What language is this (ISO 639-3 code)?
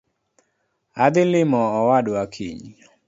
luo